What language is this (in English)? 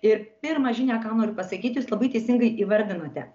Lithuanian